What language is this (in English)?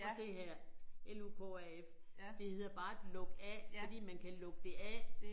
Danish